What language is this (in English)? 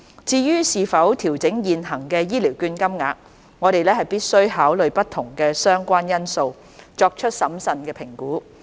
Cantonese